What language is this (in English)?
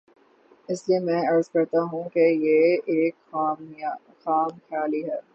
Urdu